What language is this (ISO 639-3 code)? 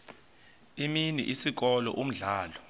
xho